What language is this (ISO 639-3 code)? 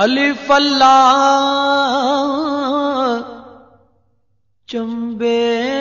hin